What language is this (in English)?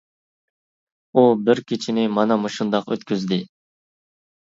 Uyghur